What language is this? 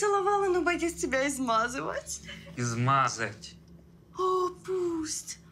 Russian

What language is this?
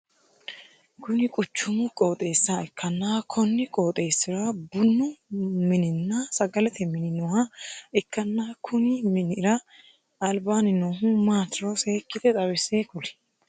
Sidamo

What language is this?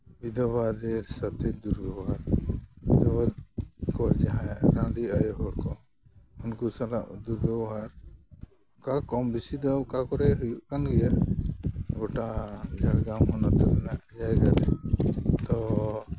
Santali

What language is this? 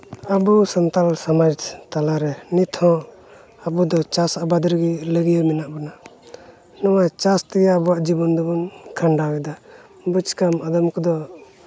Santali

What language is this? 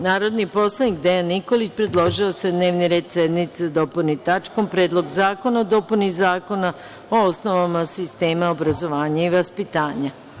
Serbian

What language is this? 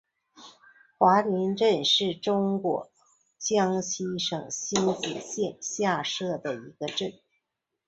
Chinese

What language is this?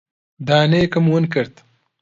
Central Kurdish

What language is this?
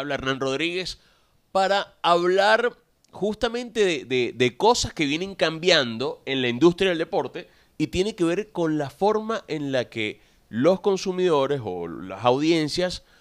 Spanish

